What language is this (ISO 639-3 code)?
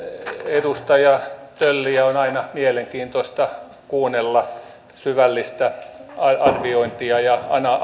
fin